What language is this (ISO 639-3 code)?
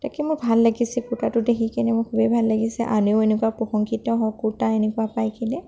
asm